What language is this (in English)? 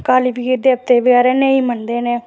Dogri